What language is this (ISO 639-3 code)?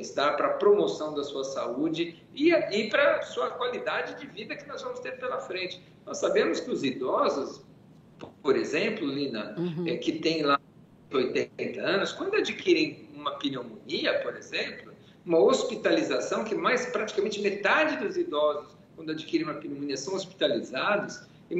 por